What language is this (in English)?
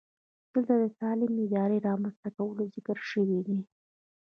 Pashto